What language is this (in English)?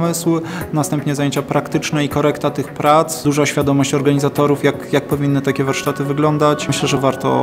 Polish